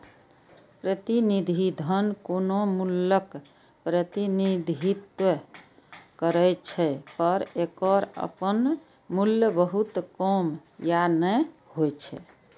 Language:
Maithili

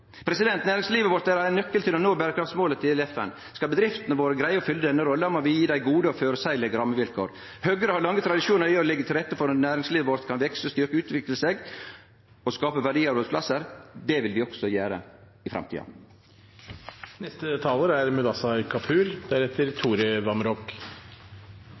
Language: Norwegian Nynorsk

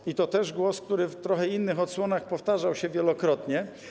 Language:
Polish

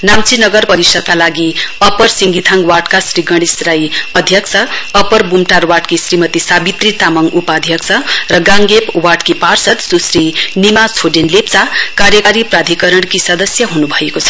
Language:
Nepali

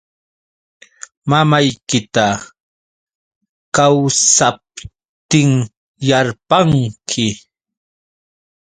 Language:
Yauyos Quechua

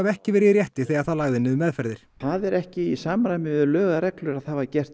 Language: Icelandic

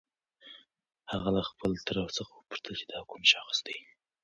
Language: Pashto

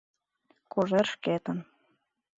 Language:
Mari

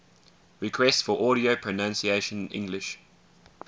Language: English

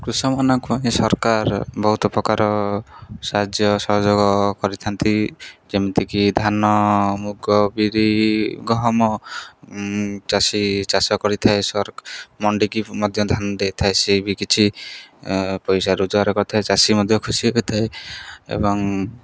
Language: Odia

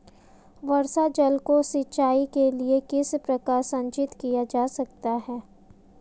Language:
Hindi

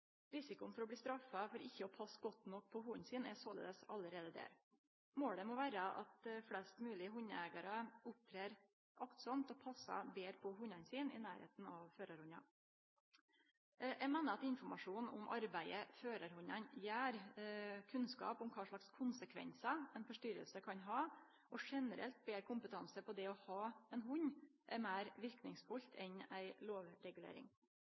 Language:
Norwegian Nynorsk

